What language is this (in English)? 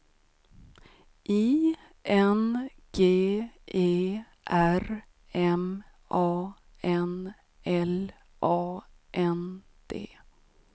Swedish